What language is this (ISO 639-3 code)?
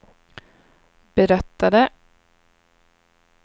swe